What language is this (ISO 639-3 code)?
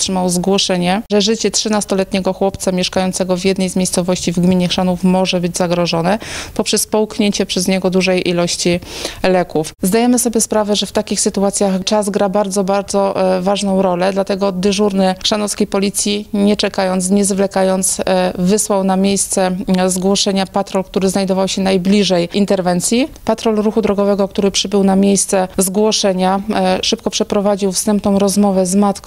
pol